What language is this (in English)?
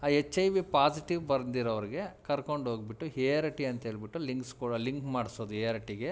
Kannada